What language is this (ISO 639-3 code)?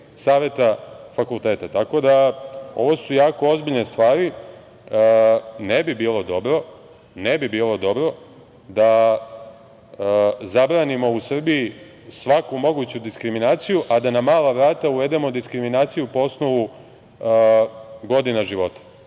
srp